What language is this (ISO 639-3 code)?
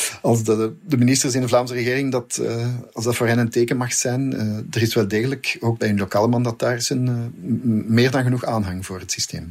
nld